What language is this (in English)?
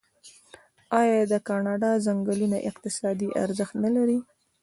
Pashto